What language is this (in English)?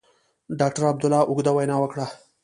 Pashto